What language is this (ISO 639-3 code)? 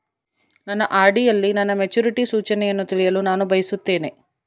kan